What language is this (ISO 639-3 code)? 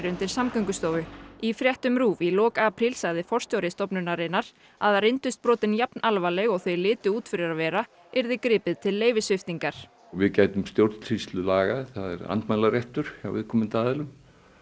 isl